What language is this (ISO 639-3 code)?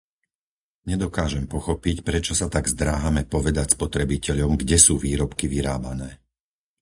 slk